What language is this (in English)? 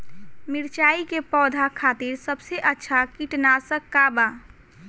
Bhojpuri